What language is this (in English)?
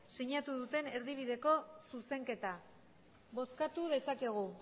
Basque